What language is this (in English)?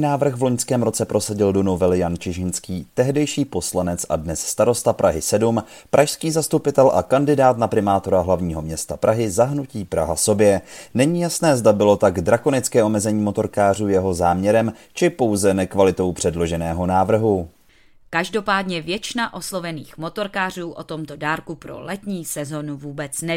Czech